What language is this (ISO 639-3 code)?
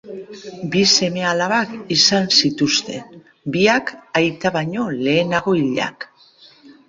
eus